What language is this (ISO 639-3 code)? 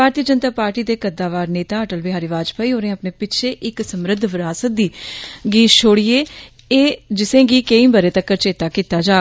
doi